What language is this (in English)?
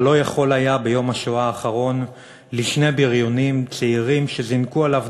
Hebrew